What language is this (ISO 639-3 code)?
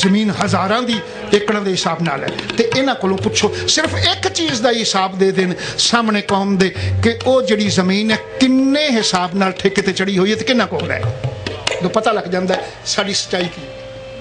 pan